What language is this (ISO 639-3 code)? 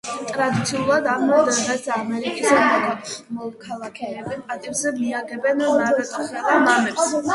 kat